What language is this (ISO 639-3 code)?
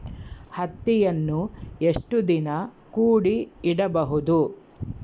kan